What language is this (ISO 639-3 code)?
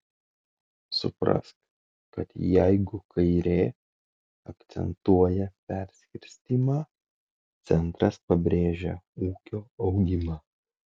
lit